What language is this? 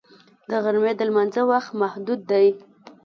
Pashto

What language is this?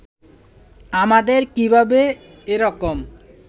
Bangla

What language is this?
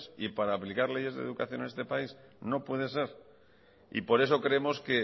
Spanish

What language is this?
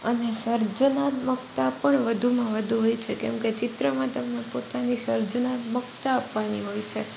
Gujarati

